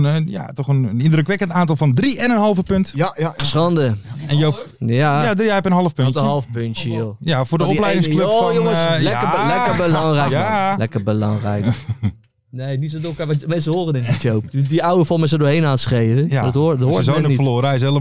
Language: Dutch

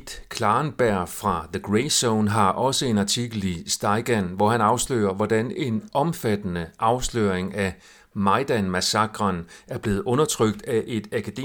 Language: Danish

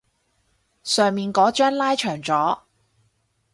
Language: Cantonese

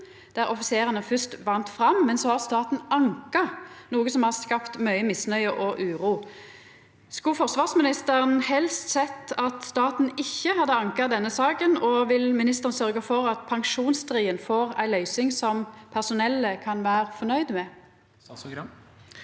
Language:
Norwegian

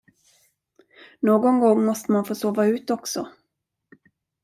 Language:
Swedish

